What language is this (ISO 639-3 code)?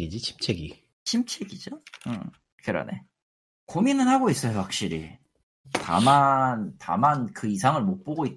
kor